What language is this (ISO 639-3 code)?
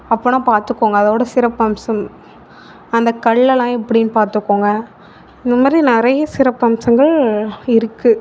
tam